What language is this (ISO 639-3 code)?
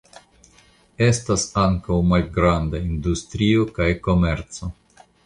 epo